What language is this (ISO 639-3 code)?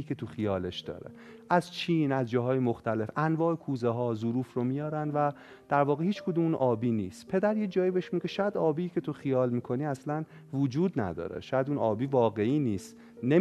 fas